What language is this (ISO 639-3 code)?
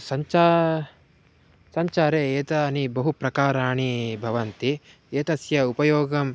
san